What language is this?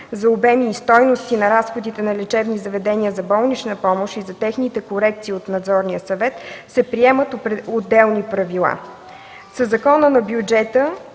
Bulgarian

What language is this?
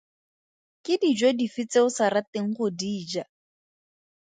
Tswana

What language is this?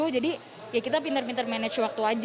Indonesian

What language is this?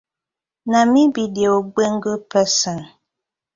Nigerian Pidgin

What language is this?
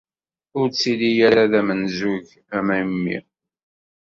Kabyle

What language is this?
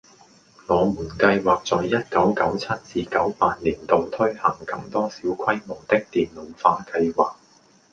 Cantonese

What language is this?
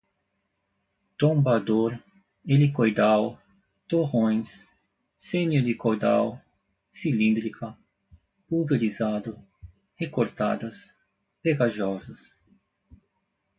Portuguese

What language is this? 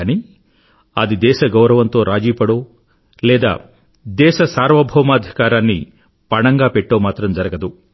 Telugu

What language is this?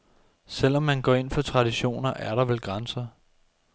Danish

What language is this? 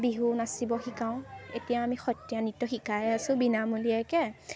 Assamese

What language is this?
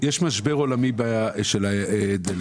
Hebrew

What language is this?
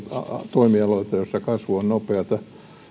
Finnish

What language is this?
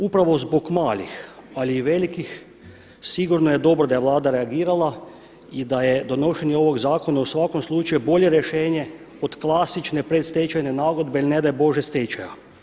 Croatian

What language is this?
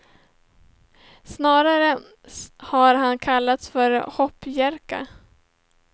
Swedish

